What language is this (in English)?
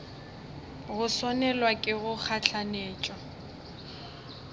Northern Sotho